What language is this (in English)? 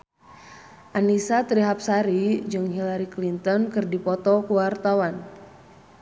Sundanese